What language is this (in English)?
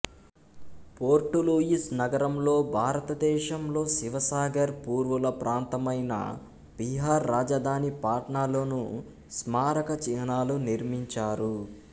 Telugu